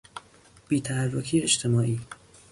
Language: Persian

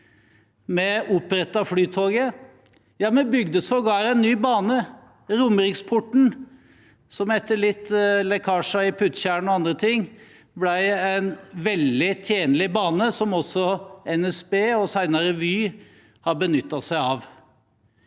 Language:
Norwegian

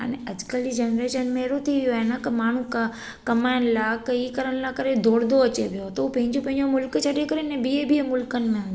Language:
Sindhi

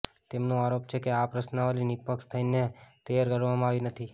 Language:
Gujarati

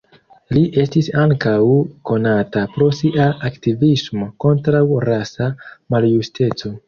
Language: Esperanto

